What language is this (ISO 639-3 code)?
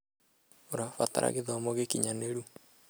kik